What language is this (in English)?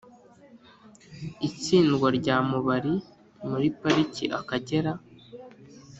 Kinyarwanda